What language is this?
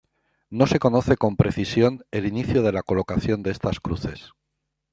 Spanish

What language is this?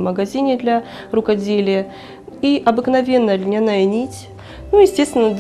Russian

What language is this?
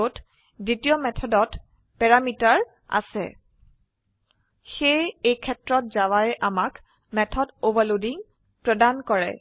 Assamese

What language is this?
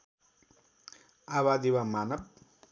Nepali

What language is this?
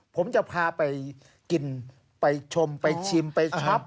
Thai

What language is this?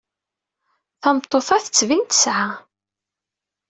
Kabyle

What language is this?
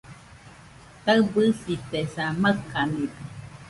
Nüpode Huitoto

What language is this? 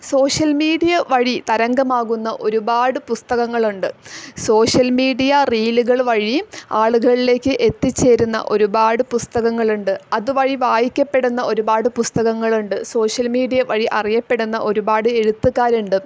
Malayalam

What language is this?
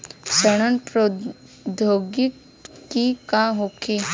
Bhojpuri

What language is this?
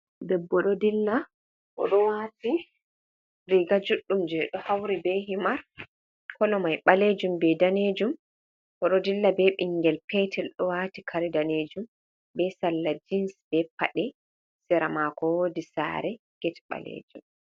Fula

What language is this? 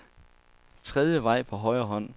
Danish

